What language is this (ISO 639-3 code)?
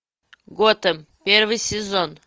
rus